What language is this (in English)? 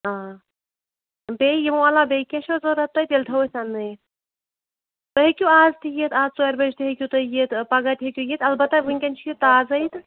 Kashmiri